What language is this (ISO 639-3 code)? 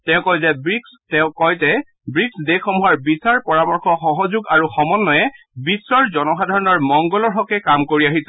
asm